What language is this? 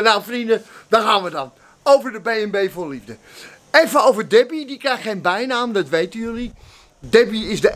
Dutch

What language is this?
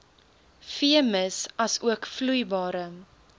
Afrikaans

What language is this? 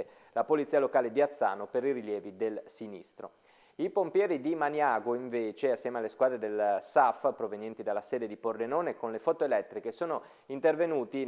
Italian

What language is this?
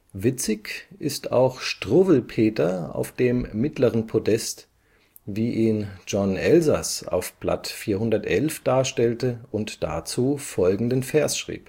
German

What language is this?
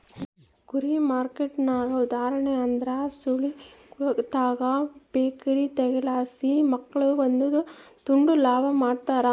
Kannada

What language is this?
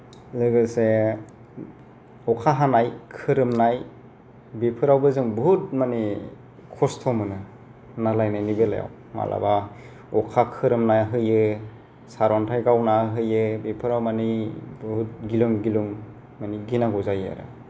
Bodo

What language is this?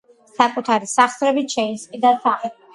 Georgian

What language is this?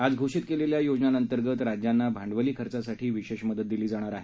Marathi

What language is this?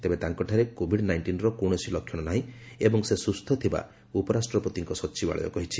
Odia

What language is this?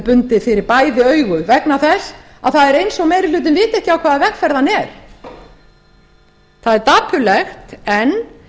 Icelandic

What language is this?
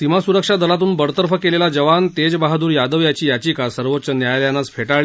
Marathi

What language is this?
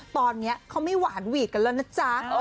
Thai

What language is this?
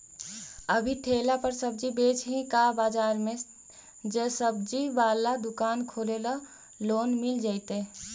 Magahi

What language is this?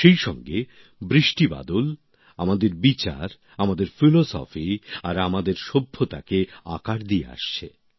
Bangla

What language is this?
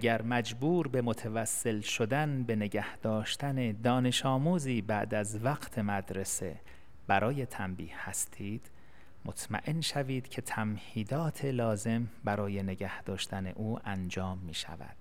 Persian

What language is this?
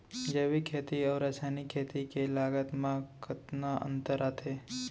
Chhattisgarhi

